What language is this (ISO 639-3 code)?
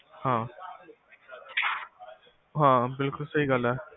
pan